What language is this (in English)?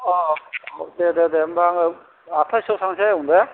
Bodo